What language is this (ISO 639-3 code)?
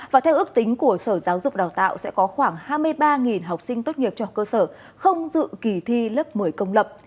vie